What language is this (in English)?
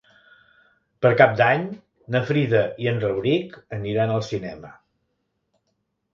Catalan